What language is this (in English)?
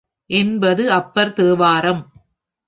Tamil